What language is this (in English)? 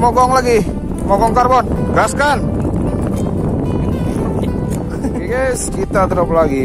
Indonesian